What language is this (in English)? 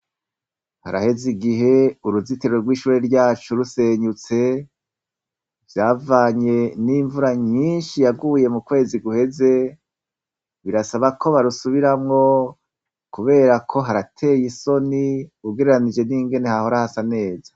Rundi